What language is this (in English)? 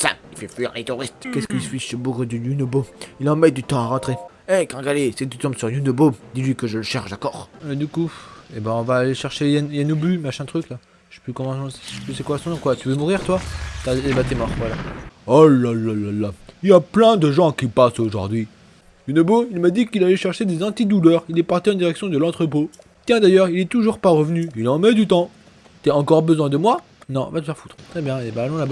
French